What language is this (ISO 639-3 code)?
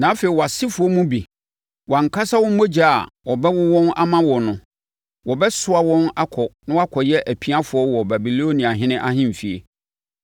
aka